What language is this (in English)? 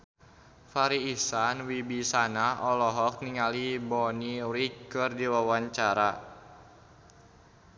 Sundanese